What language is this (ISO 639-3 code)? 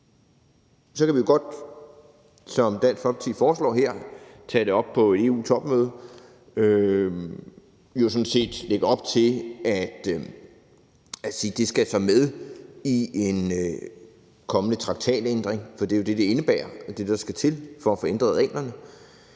dan